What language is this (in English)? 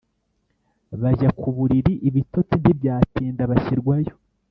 Kinyarwanda